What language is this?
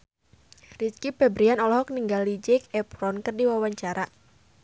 Sundanese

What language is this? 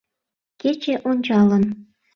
Mari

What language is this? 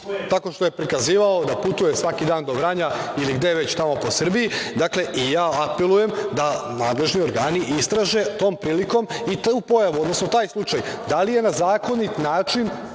Serbian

